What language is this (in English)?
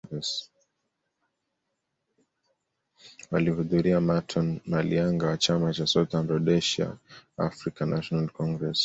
Swahili